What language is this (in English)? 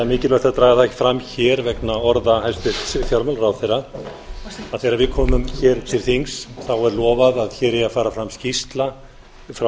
Icelandic